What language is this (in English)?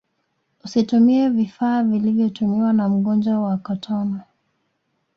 Swahili